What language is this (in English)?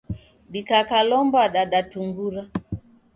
Taita